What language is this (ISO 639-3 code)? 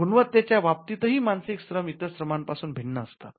mar